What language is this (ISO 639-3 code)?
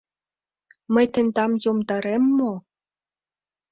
chm